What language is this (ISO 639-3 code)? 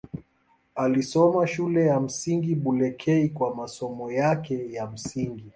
swa